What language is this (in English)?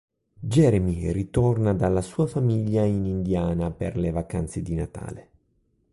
Italian